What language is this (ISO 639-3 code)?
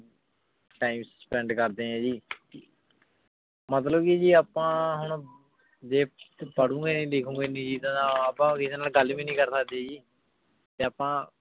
pan